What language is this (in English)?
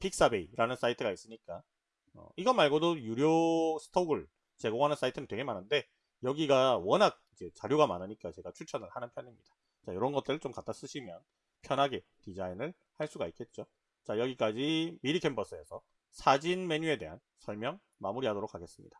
Korean